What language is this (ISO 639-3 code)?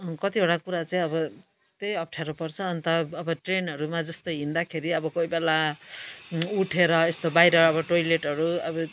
nep